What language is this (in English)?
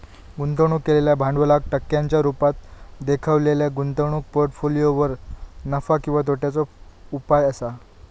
Marathi